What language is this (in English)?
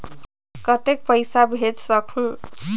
Chhattisgarhi